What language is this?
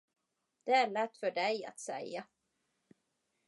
Swedish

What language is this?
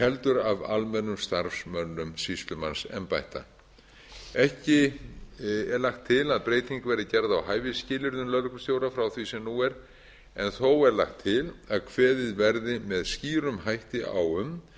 Icelandic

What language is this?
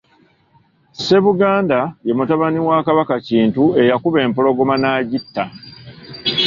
Ganda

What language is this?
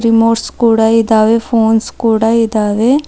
Kannada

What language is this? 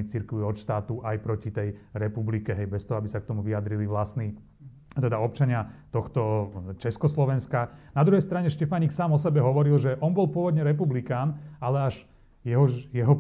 Slovak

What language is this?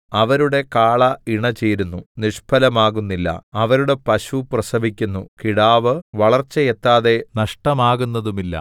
Malayalam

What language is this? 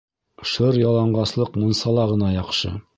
Bashkir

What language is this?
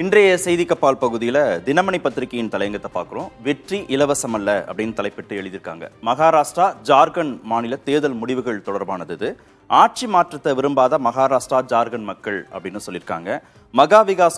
Tamil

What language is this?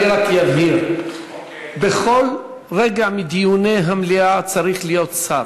Hebrew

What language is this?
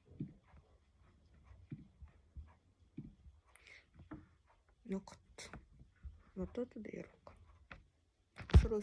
Japanese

